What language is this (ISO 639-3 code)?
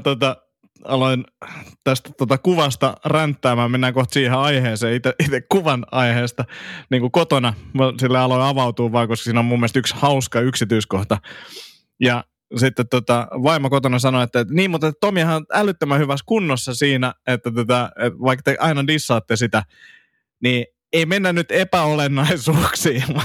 fin